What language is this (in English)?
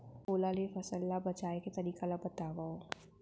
Chhattisgarhi